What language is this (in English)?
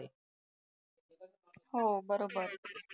Marathi